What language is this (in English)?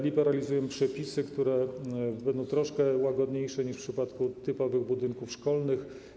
Polish